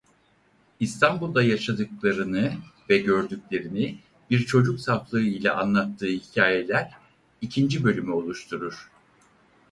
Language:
Turkish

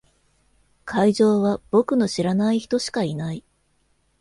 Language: Japanese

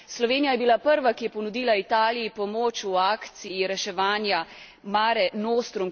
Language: Slovenian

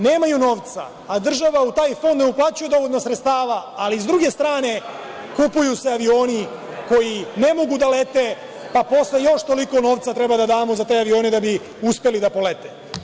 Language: Serbian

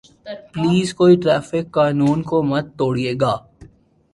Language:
Urdu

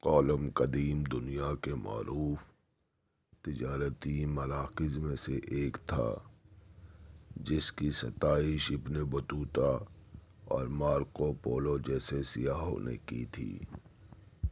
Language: Urdu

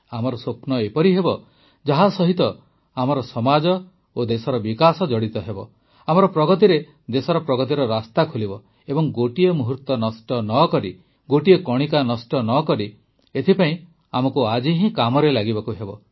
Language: Odia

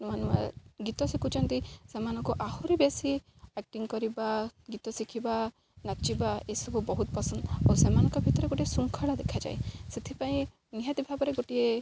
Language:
Odia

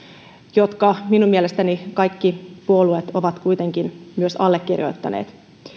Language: Finnish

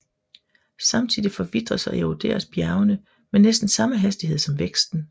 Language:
Danish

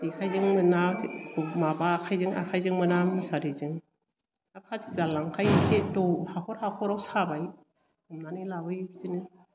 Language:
Bodo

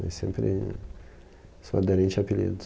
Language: Portuguese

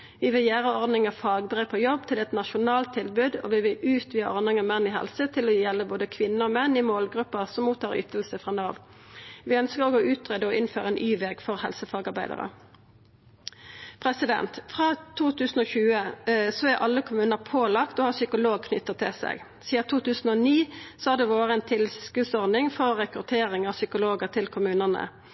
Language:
Norwegian Nynorsk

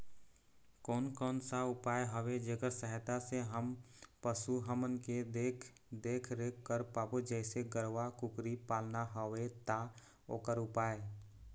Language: Chhattisgarhi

